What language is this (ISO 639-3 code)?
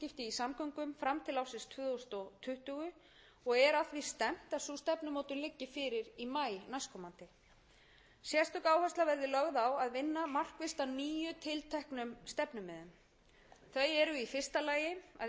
isl